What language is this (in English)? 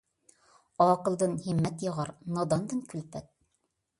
Uyghur